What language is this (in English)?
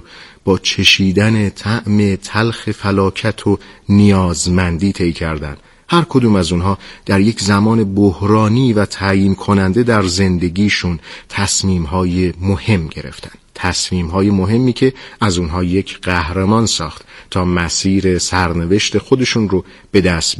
Persian